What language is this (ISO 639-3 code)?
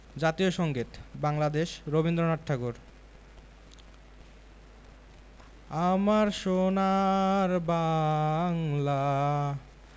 ben